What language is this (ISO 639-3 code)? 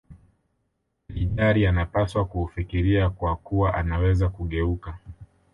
swa